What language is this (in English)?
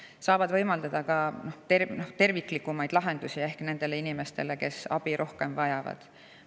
Estonian